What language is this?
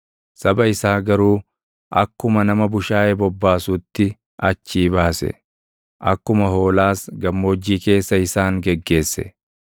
Oromo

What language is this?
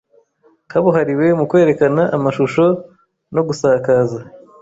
Kinyarwanda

